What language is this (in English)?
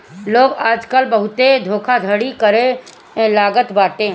Bhojpuri